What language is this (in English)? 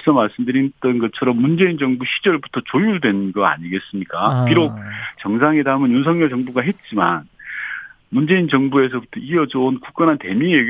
Korean